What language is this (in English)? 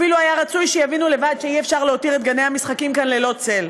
Hebrew